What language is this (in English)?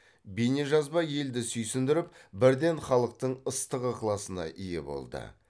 Kazakh